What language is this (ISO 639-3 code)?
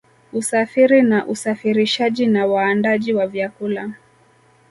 swa